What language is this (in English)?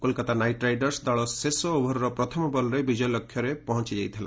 Odia